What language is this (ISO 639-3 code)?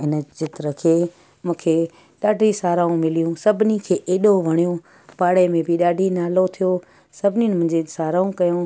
snd